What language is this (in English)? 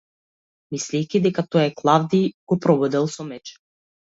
Macedonian